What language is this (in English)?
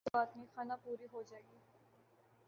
Urdu